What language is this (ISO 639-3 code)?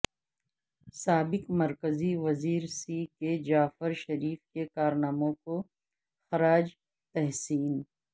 urd